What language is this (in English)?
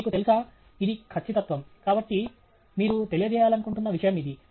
Telugu